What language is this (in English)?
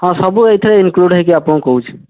Odia